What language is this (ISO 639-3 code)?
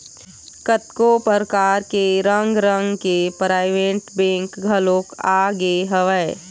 hne